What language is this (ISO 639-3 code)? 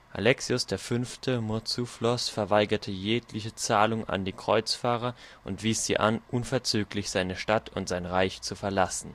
deu